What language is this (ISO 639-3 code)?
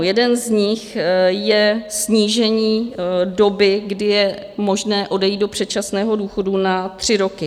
ces